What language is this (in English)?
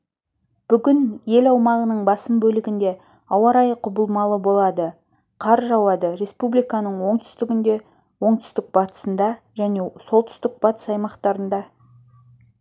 Kazakh